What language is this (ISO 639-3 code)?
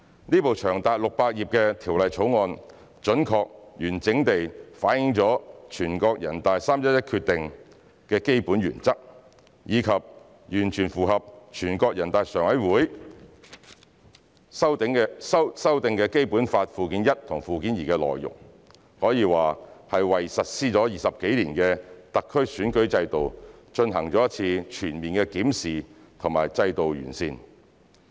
yue